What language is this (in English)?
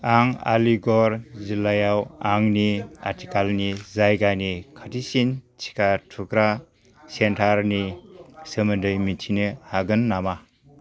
Bodo